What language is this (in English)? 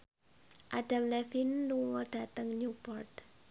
Javanese